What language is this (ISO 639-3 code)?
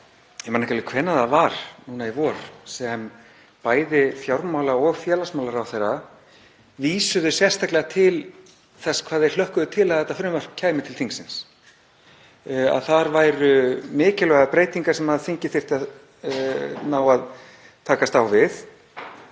isl